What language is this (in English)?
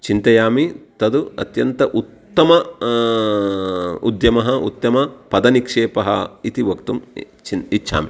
Sanskrit